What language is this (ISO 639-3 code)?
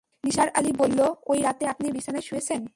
ben